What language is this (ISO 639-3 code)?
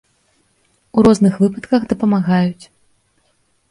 bel